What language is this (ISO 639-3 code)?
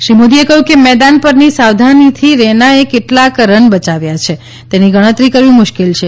guj